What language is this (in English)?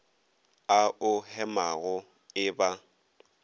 Northern Sotho